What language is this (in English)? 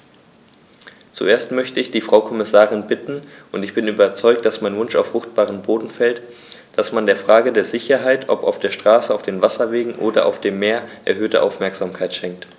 German